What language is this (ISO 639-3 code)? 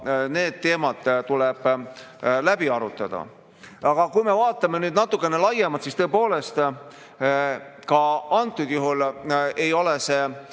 est